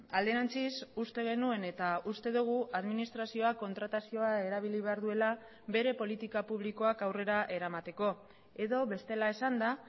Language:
Basque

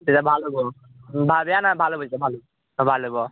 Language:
Assamese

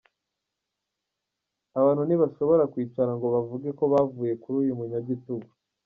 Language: Kinyarwanda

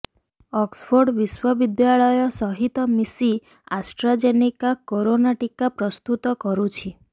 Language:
Odia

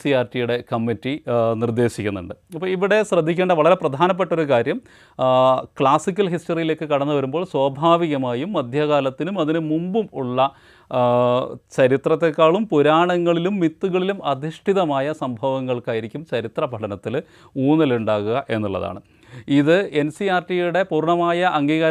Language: Malayalam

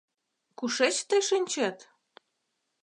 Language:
Mari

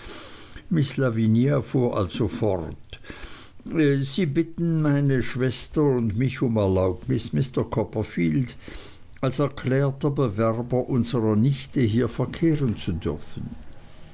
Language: German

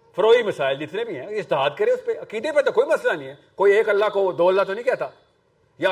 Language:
Urdu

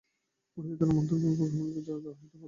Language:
Bangla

